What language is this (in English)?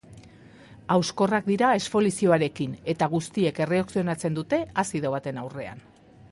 Basque